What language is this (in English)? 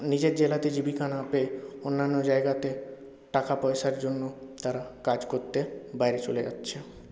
Bangla